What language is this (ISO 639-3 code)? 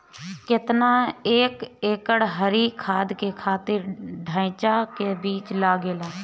bho